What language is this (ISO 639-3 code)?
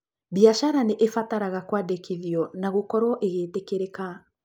kik